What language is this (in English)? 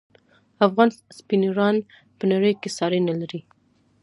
Pashto